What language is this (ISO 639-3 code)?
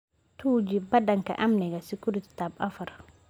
som